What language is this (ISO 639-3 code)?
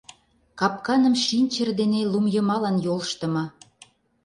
chm